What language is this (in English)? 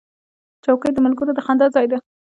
Pashto